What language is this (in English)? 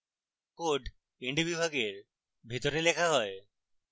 Bangla